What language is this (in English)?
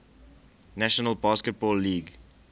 English